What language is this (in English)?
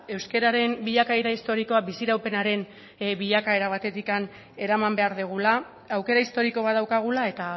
Basque